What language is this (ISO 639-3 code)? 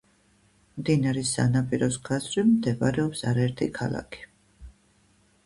kat